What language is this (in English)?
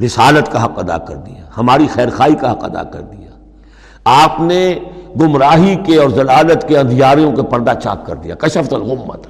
Urdu